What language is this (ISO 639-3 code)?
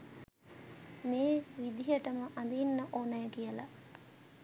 sin